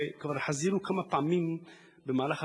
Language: Hebrew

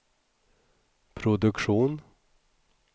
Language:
Swedish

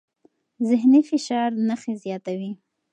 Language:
Pashto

